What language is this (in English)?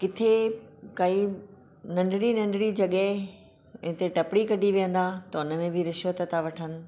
Sindhi